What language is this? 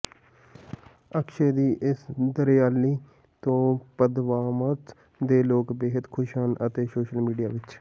Punjabi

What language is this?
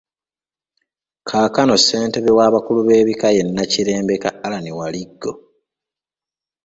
Ganda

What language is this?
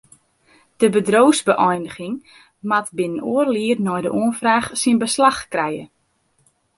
Western Frisian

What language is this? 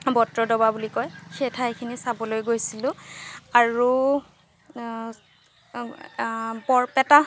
Assamese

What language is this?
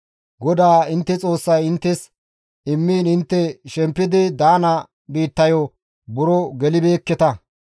Gamo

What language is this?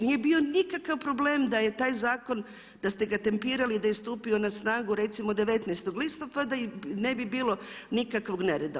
Croatian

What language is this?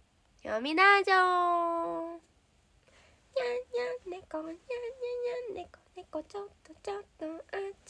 Japanese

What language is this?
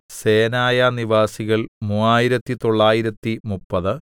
Malayalam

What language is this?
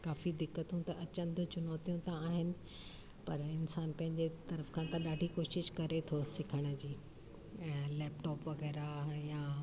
Sindhi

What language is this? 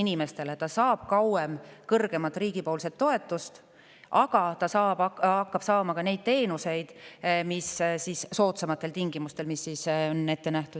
Estonian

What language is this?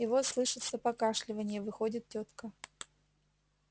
Russian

